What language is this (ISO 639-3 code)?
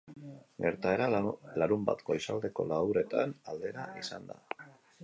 eus